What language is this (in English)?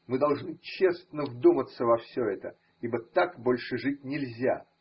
Russian